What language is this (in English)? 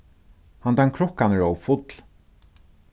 Faroese